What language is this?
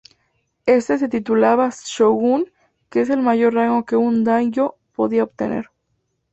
Spanish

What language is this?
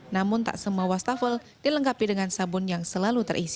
Indonesian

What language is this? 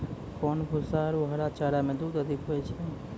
Maithili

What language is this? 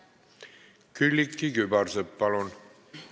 Estonian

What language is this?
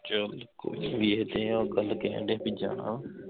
Punjabi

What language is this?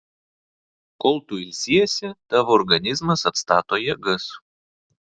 Lithuanian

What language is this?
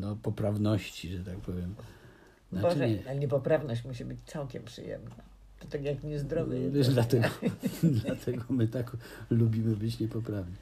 Polish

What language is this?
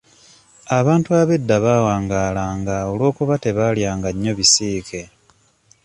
Ganda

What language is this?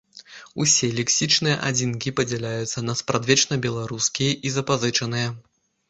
Belarusian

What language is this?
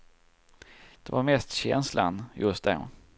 Swedish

